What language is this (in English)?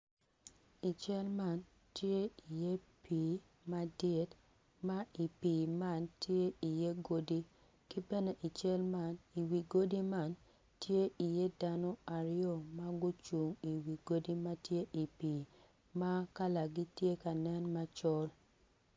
Acoli